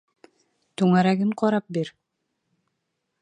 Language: Bashkir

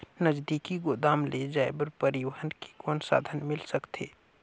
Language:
Chhattisgarhi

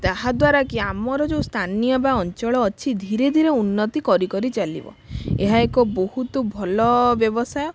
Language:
Odia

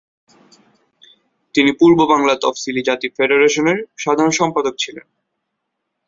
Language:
Bangla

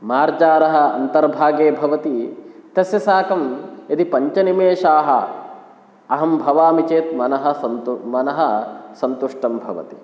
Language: Sanskrit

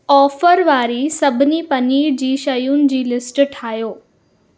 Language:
Sindhi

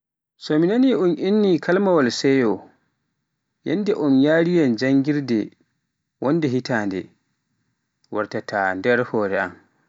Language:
Pular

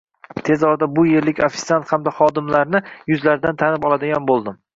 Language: Uzbek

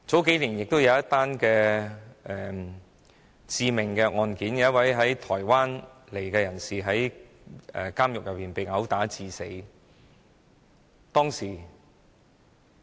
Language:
Cantonese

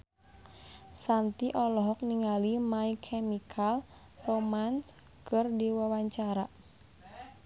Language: Sundanese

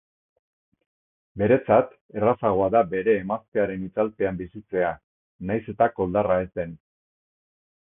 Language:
Basque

